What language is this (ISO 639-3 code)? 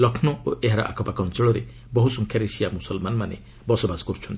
ori